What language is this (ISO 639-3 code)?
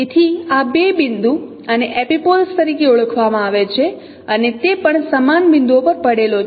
guj